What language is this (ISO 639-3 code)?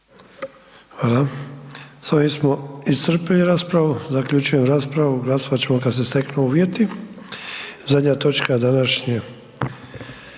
hrv